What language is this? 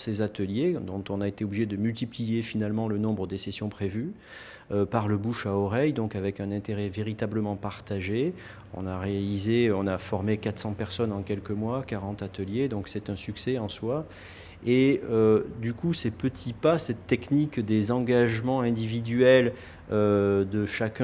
French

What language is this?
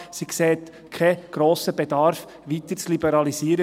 Swiss German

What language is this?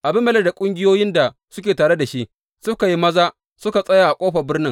Hausa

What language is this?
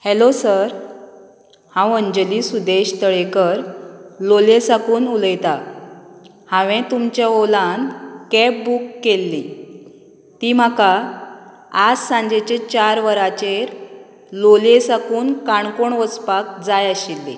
Konkani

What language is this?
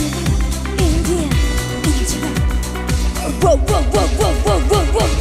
Korean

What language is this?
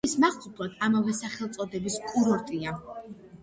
Georgian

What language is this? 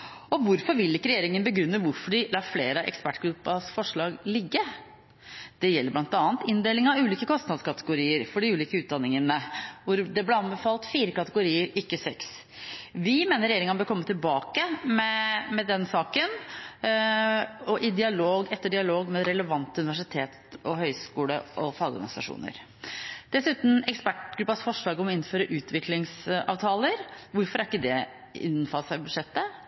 Norwegian Bokmål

